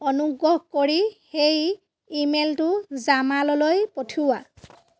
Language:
Assamese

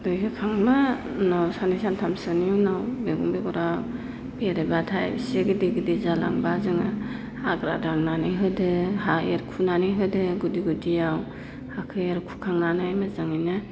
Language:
Bodo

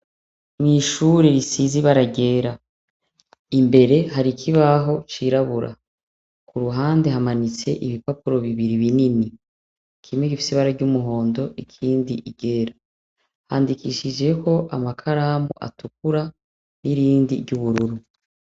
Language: Rundi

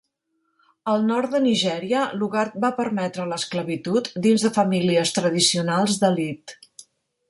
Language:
Catalan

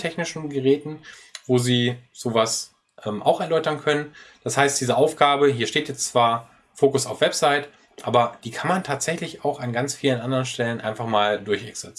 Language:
German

